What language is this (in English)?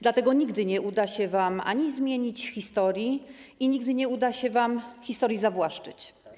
Polish